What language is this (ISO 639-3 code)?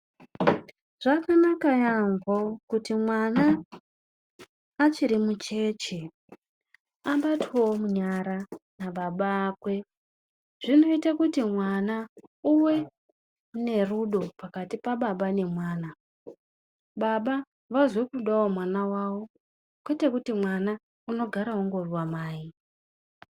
ndc